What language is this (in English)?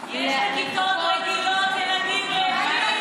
Hebrew